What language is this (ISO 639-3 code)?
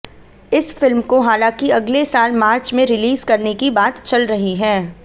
hin